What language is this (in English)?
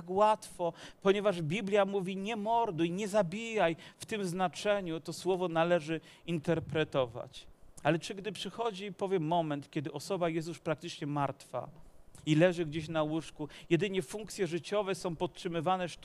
Polish